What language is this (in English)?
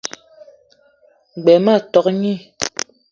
Eton (Cameroon)